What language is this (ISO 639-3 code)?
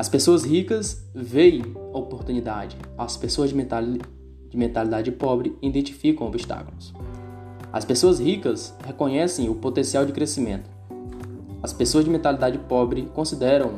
por